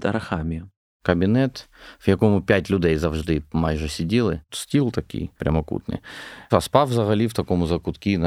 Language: Ukrainian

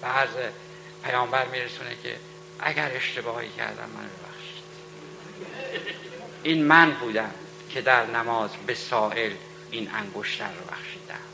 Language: Persian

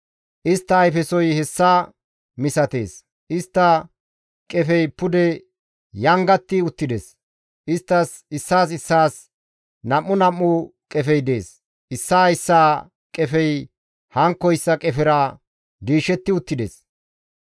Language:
Gamo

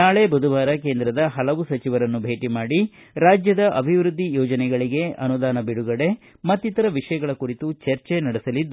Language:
Kannada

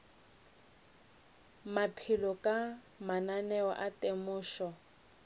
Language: Northern Sotho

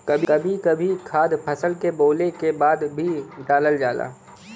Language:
Bhojpuri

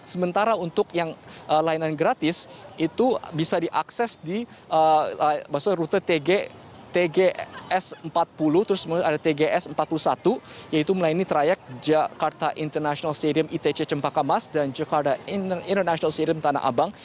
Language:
Indonesian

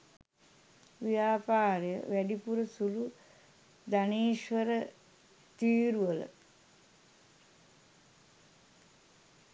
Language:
Sinhala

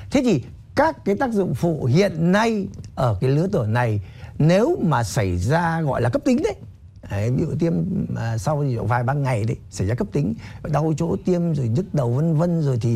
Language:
Vietnamese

